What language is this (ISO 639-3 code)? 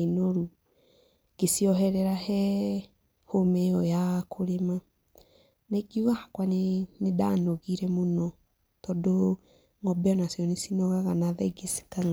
kik